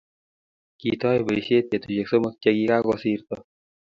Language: Kalenjin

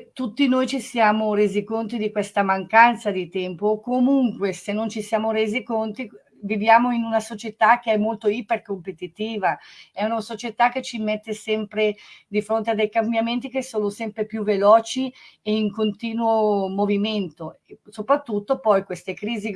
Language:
Italian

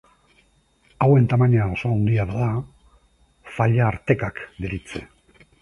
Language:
Basque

